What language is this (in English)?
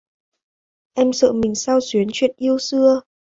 Vietnamese